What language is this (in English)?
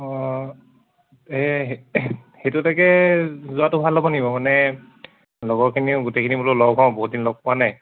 Assamese